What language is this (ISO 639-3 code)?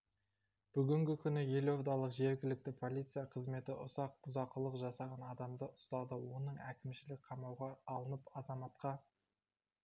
kaz